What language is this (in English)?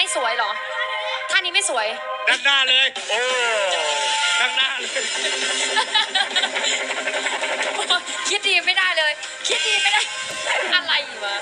Thai